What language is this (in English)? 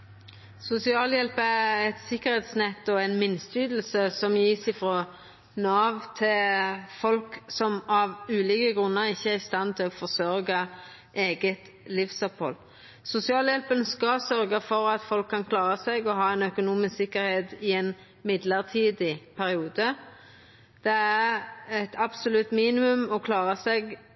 Norwegian Nynorsk